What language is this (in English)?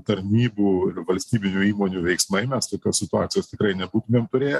Lithuanian